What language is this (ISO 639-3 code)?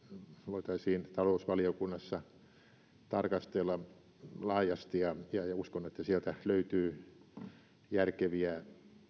fin